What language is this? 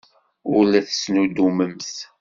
Kabyle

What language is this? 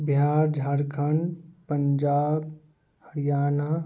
Maithili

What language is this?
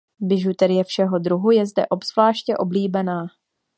Czech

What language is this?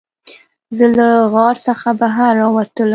Pashto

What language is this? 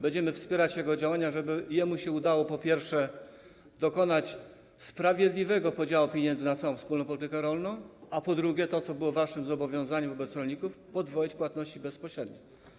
Polish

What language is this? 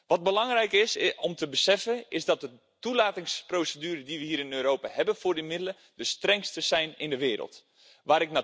Dutch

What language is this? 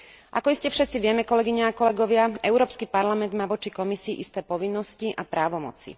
Slovak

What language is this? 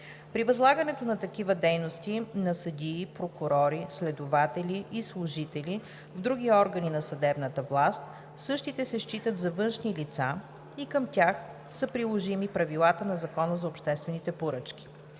Bulgarian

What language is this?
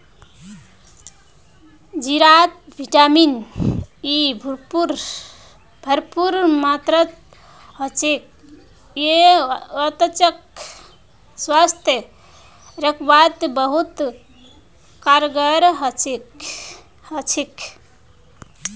Magahi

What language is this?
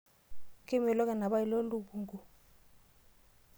Masai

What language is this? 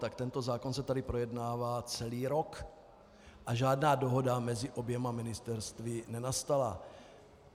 Czech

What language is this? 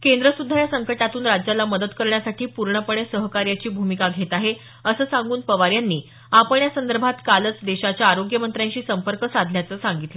Marathi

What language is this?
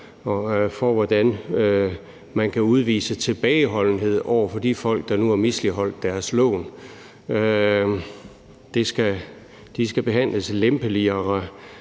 Danish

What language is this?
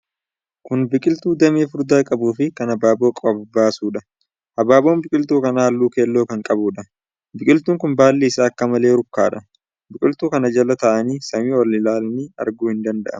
Oromo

